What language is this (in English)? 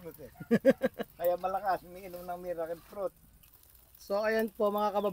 Filipino